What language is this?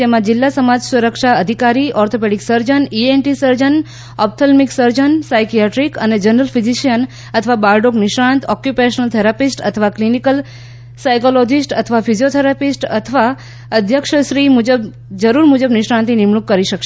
Gujarati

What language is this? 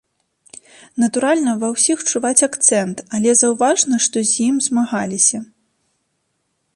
Belarusian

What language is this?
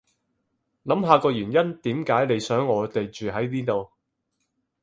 Cantonese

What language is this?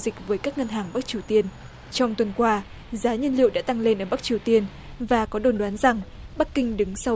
Vietnamese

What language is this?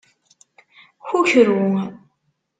Kabyle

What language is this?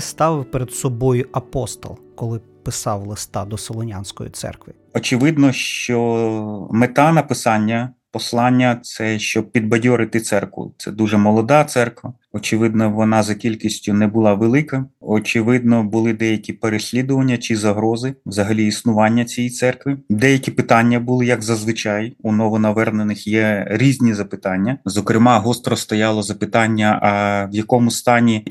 Ukrainian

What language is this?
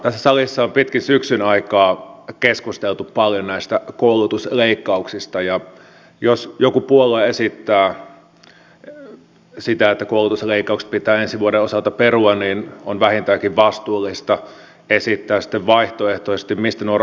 Finnish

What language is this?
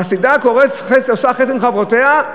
Hebrew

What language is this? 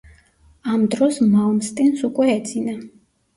Georgian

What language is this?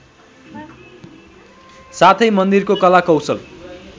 Nepali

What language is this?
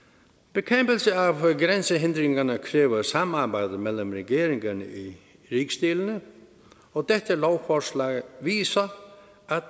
Danish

